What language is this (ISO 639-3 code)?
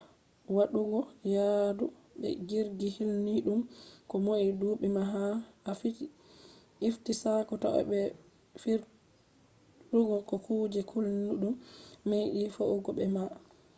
ful